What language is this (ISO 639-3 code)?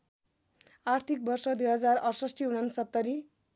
nep